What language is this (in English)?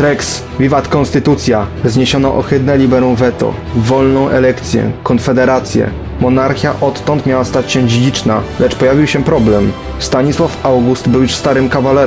Polish